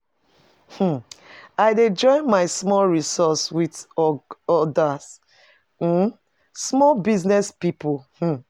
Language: Nigerian Pidgin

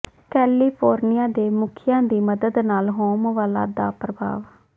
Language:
Punjabi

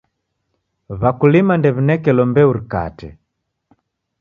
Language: Taita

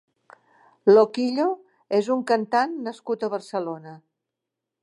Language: Catalan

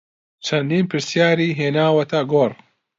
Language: Central Kurdish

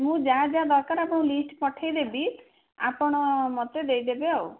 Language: Odia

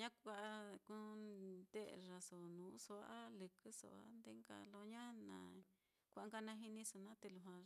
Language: Mitlatongo Mixtec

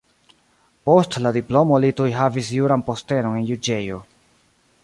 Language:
Esperanto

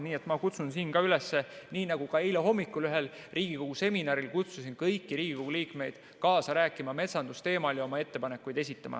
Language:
Estonian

